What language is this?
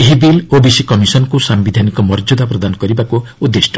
Odia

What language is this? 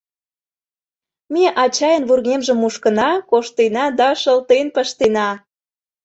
Mari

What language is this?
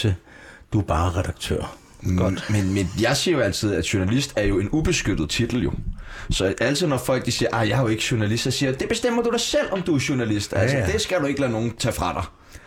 Danish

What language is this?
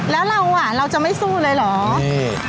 Thai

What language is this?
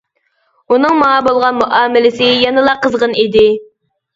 Uyghur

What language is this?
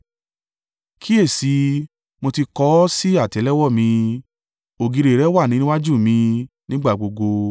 Yoruba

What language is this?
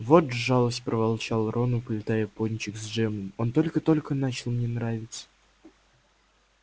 Russian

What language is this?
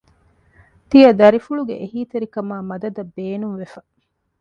Divehi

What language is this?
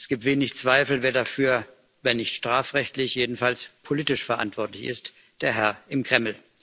German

